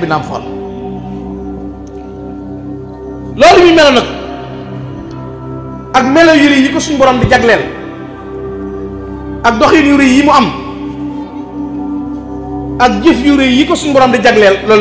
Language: Indonesian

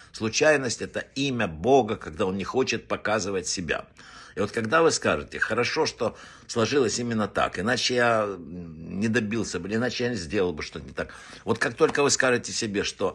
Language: Russian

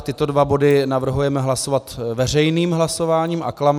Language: Czech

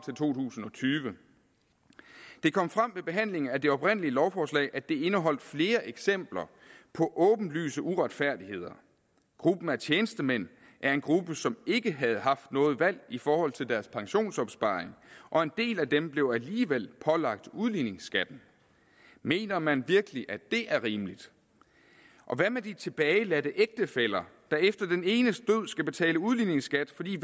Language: Danish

